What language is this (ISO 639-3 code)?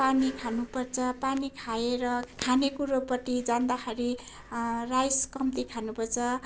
nep